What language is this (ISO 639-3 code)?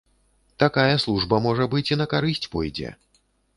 bel